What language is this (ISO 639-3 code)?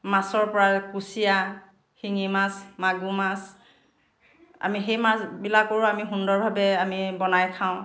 asm